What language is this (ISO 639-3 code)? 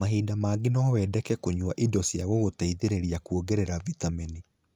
kik